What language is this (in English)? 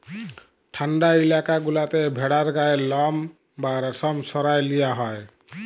Bangla